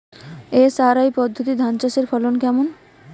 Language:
Bangla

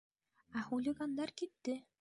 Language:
Bashkir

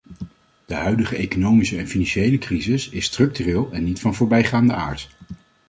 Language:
Dutch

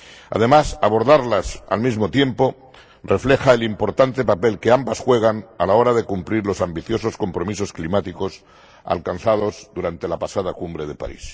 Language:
Spanish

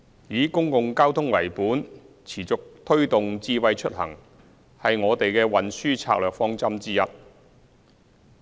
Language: Cantonese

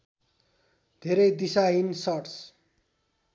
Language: Nepali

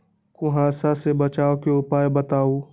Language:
Magahi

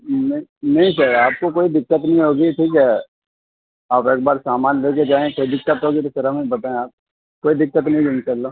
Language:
Urdu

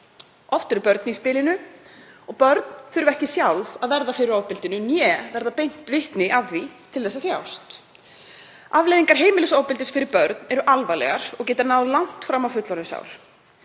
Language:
Icelandic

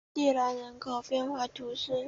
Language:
Chinese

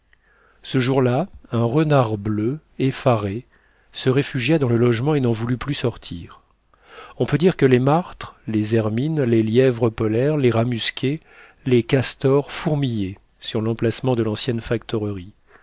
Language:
French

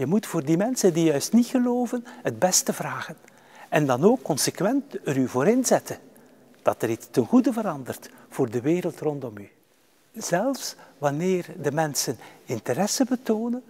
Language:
Dutch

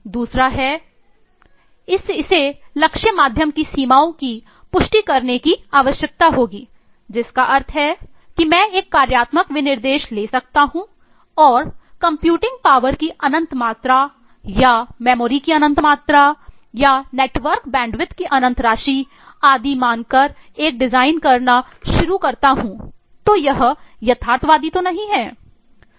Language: Hindi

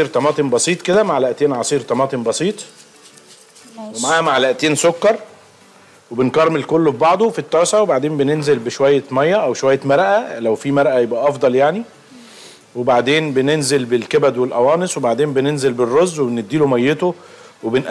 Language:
Arabic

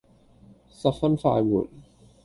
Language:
Cantonese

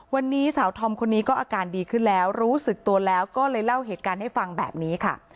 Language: Thai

